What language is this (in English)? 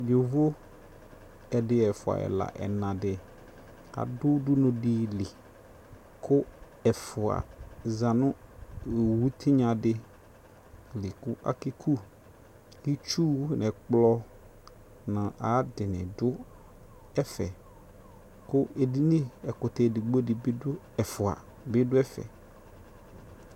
Ikposo